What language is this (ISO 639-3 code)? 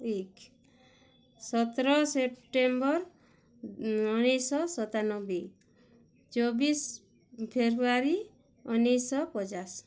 ori